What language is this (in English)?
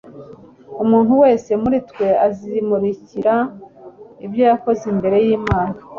Kinyarwanda